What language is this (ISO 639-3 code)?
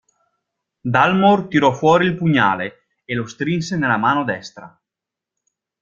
ita